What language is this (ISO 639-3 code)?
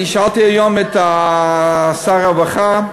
heb